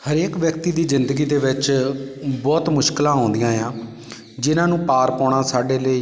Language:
Punjabi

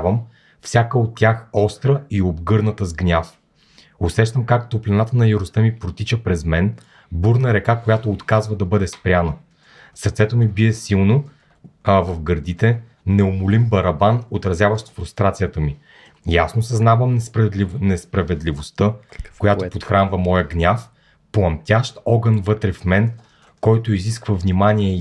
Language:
Bulgarian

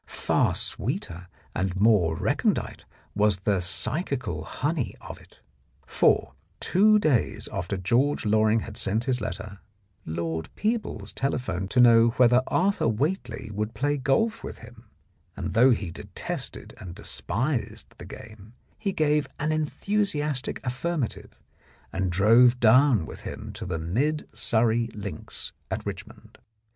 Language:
English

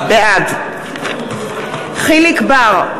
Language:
Hebrew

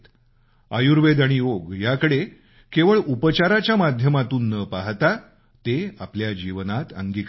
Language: Marathi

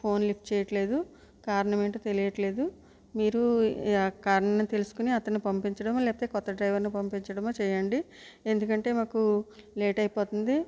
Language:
Telugu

